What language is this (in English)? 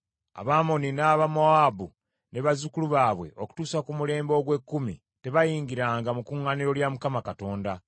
Ganda